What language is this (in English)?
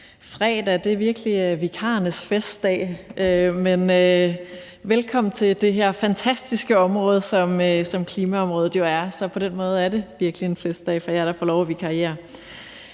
Danish